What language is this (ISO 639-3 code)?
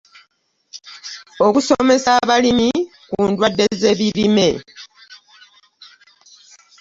lug